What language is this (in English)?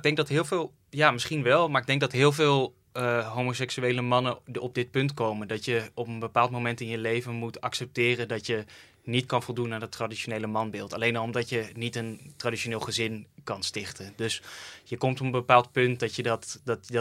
Dutch